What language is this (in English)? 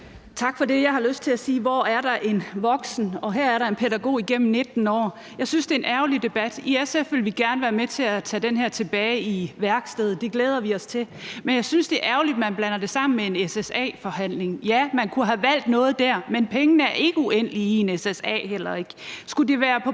Danish